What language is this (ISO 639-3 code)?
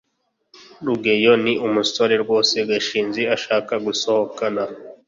kin